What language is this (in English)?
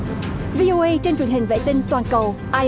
Vietnamese